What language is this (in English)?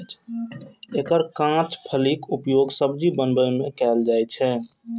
Maithili